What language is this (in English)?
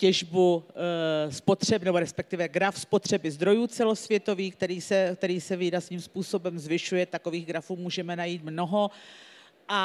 Czech